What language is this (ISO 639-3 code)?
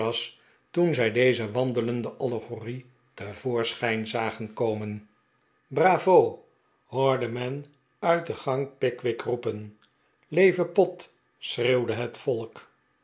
nld